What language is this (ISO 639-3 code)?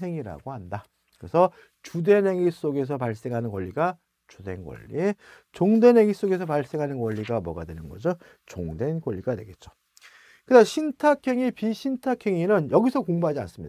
kor